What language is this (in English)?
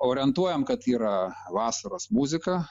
Lithuanian